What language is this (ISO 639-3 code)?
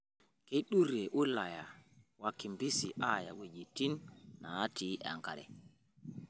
mas